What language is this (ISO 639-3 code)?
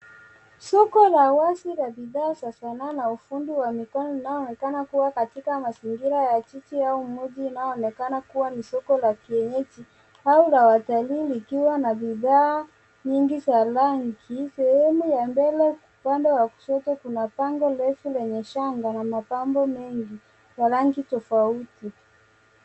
swa